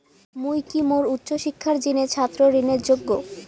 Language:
Bangla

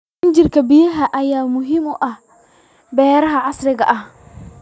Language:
Somali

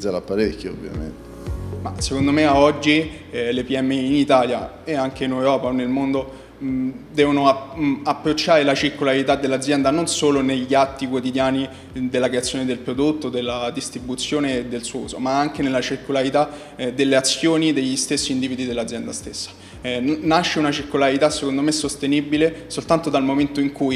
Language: Italian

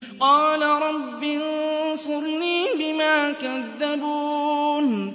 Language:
Arabic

